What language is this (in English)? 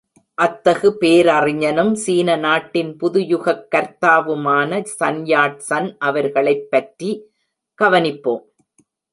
Tamil